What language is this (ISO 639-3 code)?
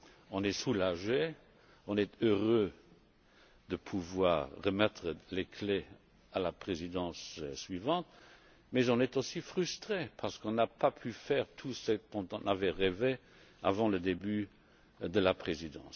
fra